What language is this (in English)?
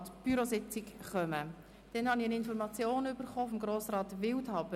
Swiss German